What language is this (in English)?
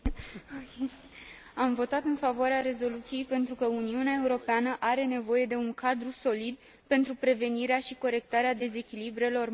Romanian